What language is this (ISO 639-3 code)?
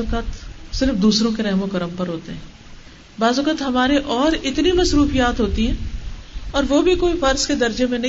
urd